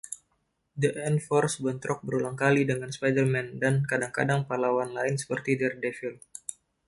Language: Indonesian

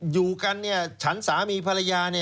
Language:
Thai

